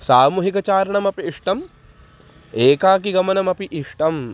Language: Sanskrit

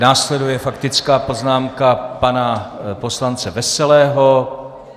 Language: Czech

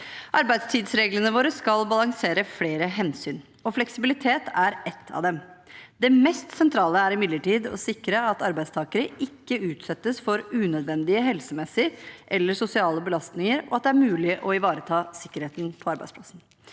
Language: Norwegian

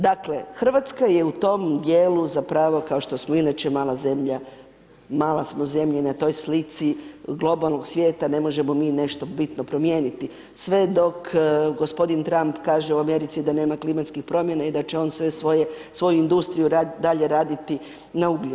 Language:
Croatian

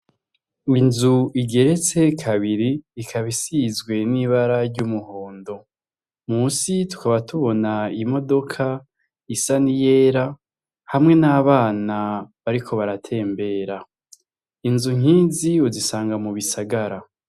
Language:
Rundi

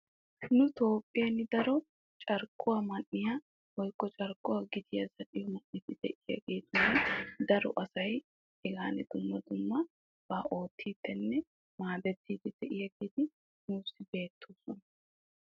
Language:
Wolaytta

